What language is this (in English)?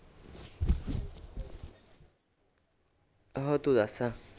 Punjabi